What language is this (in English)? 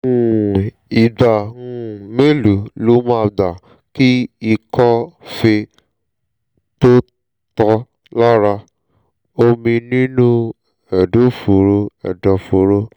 Yoruba